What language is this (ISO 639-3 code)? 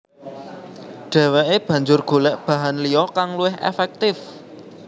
jav